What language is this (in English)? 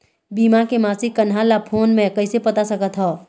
Chhattisgarhi